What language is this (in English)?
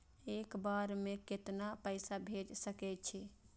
Maithili